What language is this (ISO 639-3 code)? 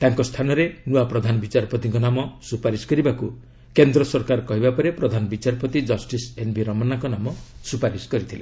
ori